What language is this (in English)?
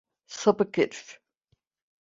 Turkish